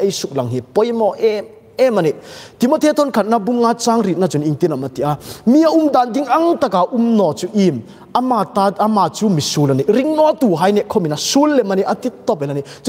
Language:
Thai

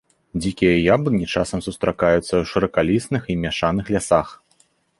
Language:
Belarusian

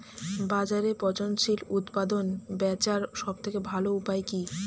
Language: Bangla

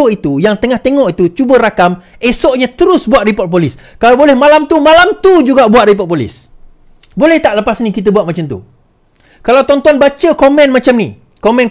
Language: Malay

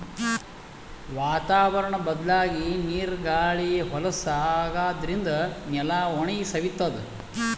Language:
Kannada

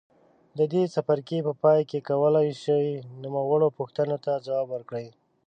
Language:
Pashto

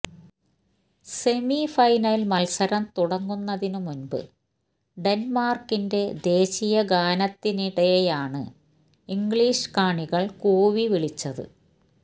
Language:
Malayalam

